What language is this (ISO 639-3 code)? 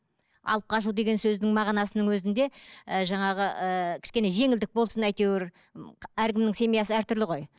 kaz